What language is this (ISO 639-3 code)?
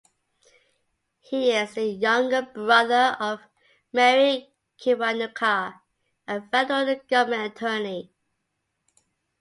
eng